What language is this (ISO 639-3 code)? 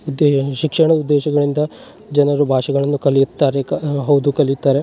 kan